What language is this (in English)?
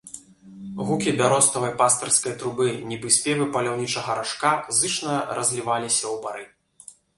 Belarusian